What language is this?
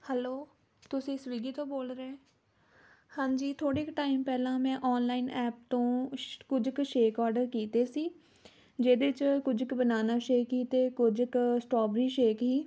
Punjabi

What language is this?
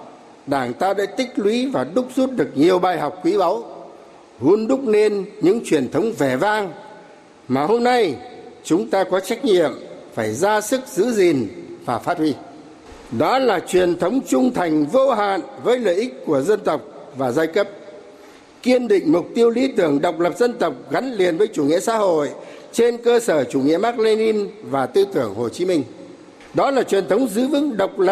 Vietnamese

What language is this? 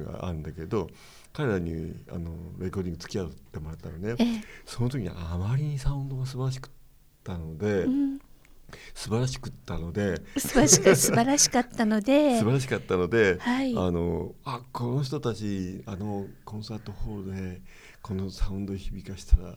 Japanese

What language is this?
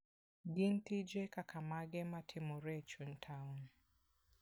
Luo (Kenya and Tanzania)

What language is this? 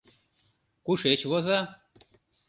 Mari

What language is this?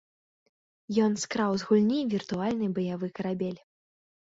Belarusian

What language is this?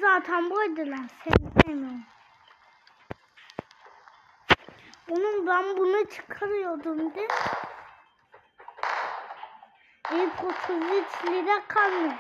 Turkish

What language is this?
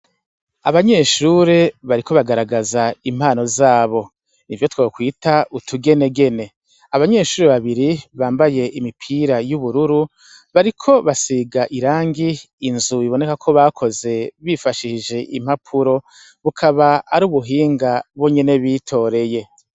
Rundi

